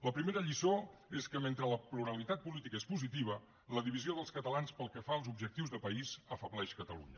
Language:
Catalan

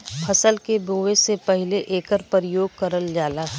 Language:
Bhojpuri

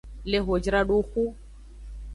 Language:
Aja (Benin)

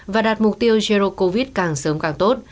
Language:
Vietnamese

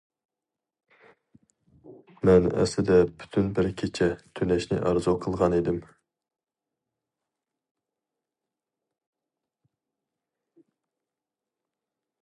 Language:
Uyghur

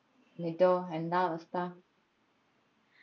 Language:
Malayalam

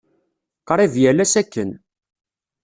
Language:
Kabyle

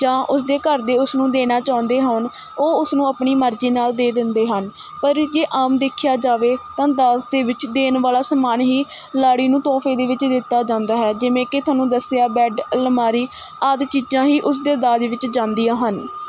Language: Punjabi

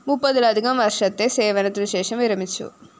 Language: Malayalam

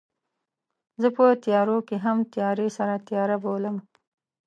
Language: Pashto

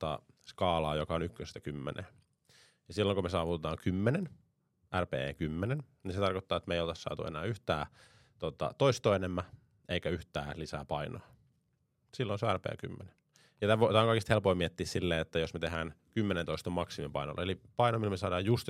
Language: Finnish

